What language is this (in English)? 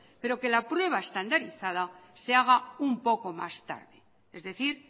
Spanish